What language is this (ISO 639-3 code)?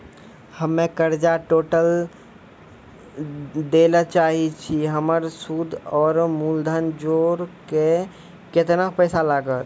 mai